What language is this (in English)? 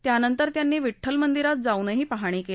Marathi